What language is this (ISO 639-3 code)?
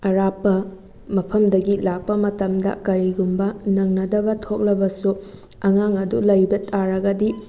mni